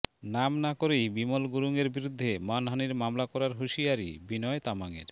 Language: Bangla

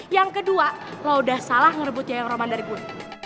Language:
Indonesian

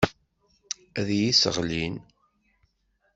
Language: Kabyle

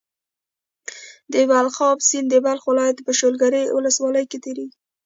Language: Pashto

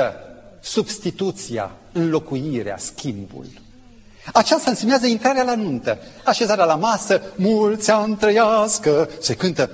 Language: Romanian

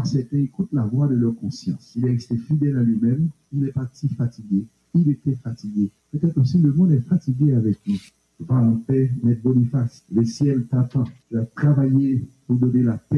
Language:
French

